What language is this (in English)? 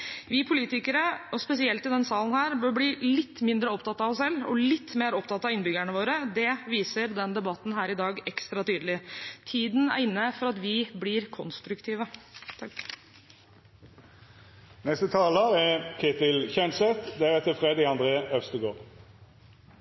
Norwegian Bokmål